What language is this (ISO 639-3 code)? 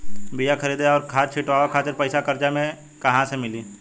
bho